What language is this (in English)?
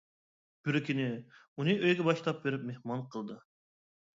Uyghur